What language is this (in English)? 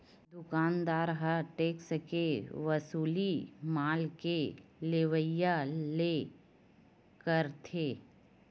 Chhattisgarhi